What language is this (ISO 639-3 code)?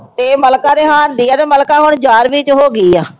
pan